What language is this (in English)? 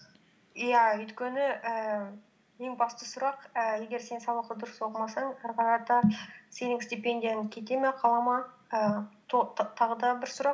Kazakh